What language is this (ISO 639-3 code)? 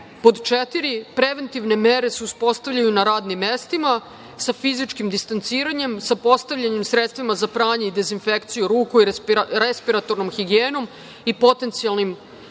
srp